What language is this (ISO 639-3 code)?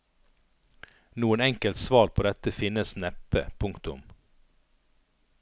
nor